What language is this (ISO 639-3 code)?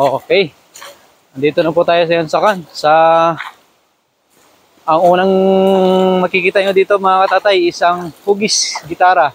fil